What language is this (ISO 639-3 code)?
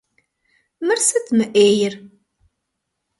kbd